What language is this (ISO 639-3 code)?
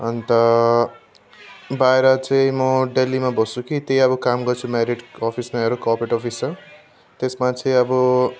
nep